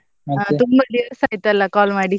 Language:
Kannada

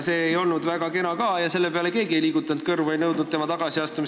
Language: Estonian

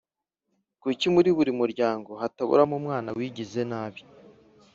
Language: Kinyarwanda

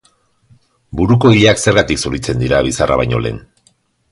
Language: Basque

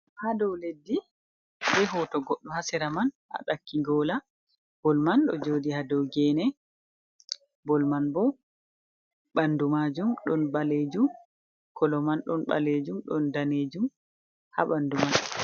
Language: Fula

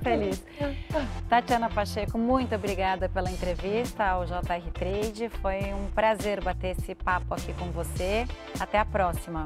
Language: Portuguese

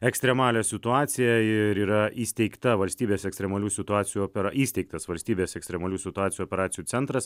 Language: Lithuanian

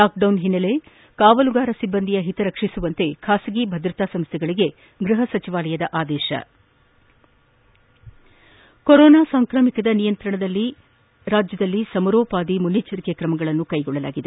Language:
Kannada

